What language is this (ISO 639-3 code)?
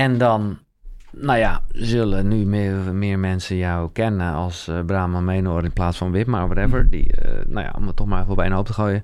nld